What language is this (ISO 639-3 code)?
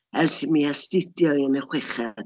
cym